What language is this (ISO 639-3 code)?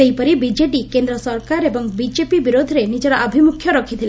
ori